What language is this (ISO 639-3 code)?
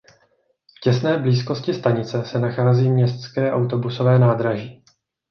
ces